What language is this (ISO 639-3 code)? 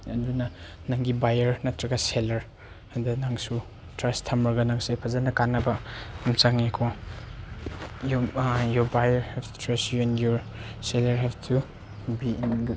mni